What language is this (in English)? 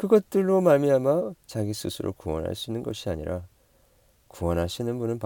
Korean